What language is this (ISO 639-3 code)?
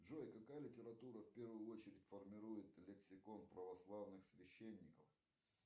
rus